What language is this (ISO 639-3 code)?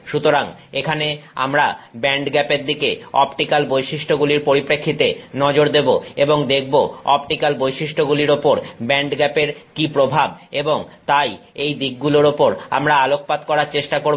ben